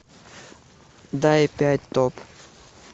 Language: Russian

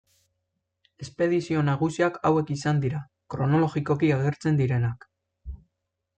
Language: Basque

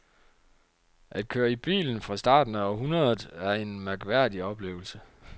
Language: Danish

